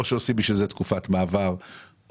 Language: Hebrew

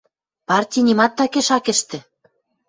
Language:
Western Mari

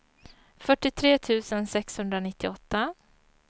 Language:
Swedish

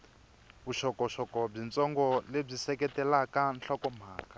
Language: Tsonga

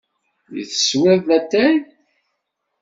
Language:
Kabyle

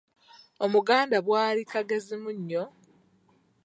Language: Ganda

